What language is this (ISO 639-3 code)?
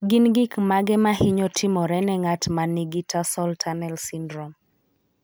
luo